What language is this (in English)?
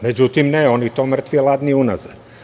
Serbian